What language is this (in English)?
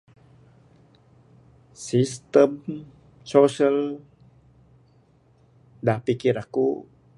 Bukar-Sadung Bidayuh